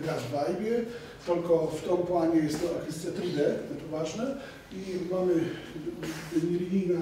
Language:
Polish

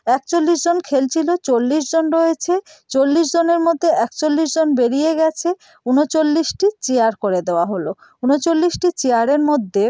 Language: Bangla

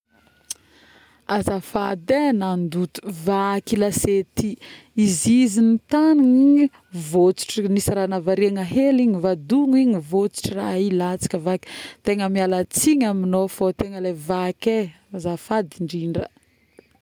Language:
Northern Betsimisaraka Malagasy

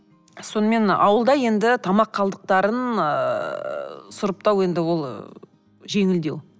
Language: Kazakh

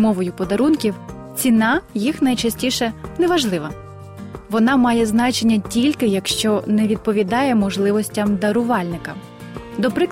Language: Ukrainian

